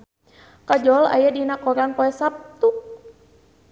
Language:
Sundanese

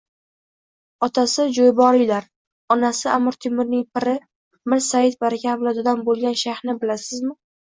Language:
Uzbek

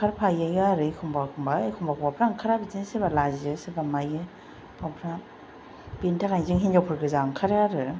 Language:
Bodo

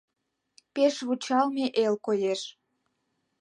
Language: Mari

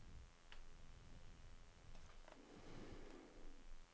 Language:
Norwegian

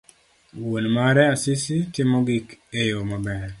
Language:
Luo (Kenya and Tanzania)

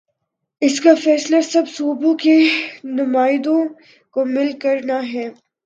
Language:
Urdu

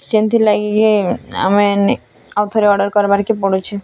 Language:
Odia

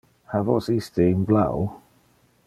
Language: Interlingua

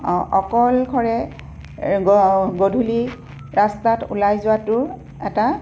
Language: Assamese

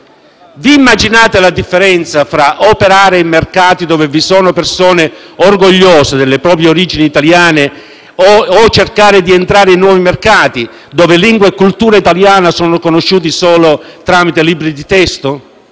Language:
Italian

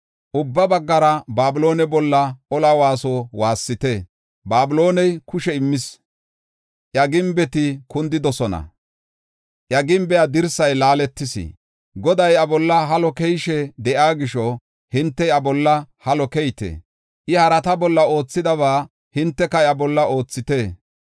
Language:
Gofa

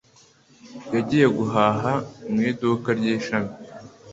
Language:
Kinyarwanda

